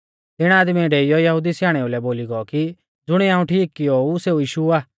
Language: Mahasu Pahari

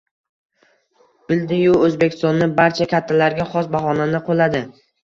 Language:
Uzbek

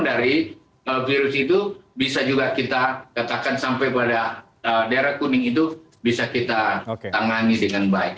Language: Indonesian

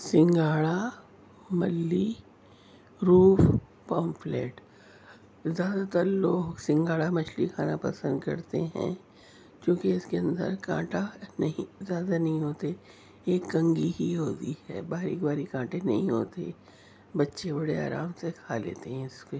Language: Urdu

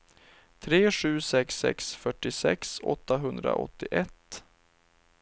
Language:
Swedish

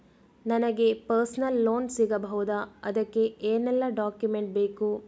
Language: Kannada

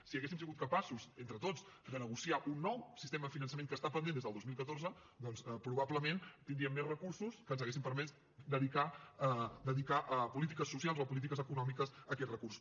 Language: Catalan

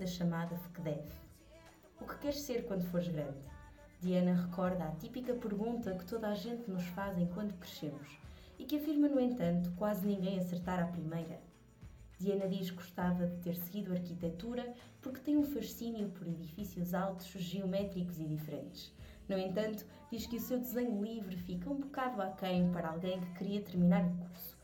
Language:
Portuguese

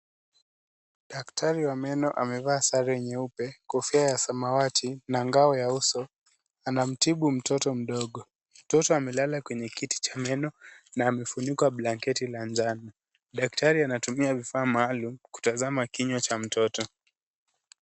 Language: Swahili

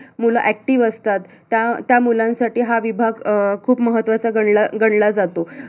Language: Marathi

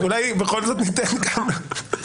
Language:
Hebrew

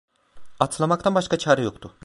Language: Turkish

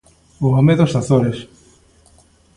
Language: Galician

